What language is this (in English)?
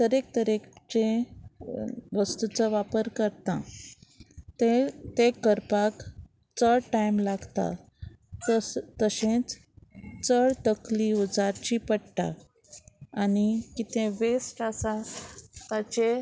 Konkani